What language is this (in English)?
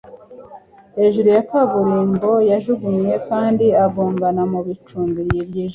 Kinyarwanda